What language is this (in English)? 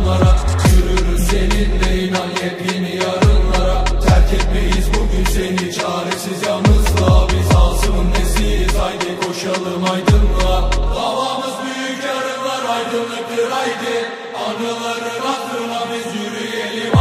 Romanian